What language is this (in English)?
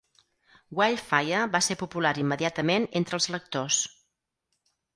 Catalan